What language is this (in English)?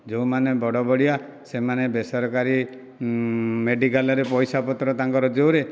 Odia